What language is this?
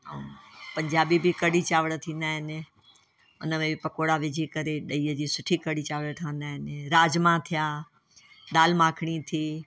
Sindhi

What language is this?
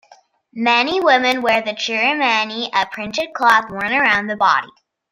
English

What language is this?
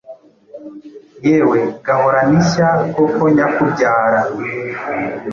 Kinyarwanda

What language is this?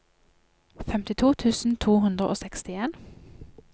Norwegian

